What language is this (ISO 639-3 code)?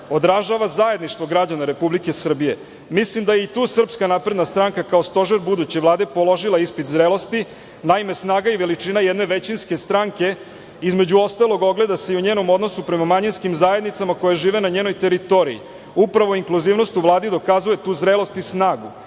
srp